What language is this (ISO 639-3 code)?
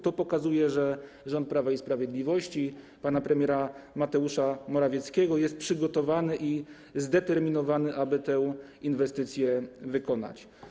pol